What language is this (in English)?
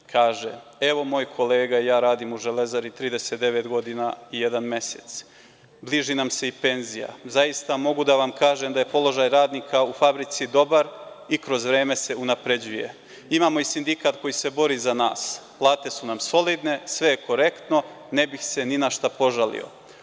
Serbian